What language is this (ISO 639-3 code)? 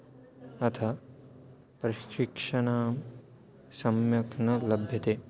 san